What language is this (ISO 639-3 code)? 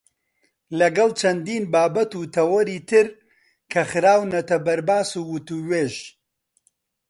ckb